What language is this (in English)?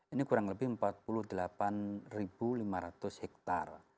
Indonesian